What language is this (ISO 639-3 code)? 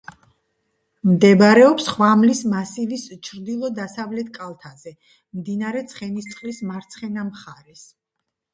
kat